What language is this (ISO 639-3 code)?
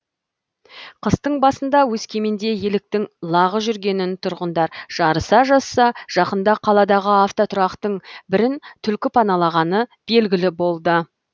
kaz